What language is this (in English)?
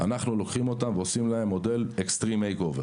Hebrew